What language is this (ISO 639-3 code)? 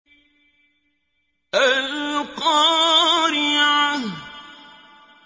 ara